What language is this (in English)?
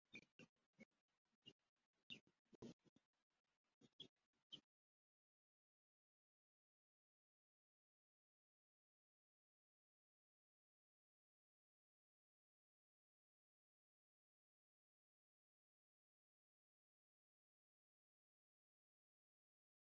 Bangla